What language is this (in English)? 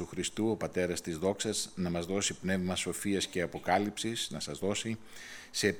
Greek